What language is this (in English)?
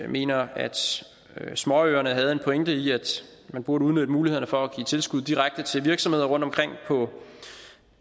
Danish